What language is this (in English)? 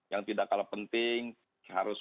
Indonesian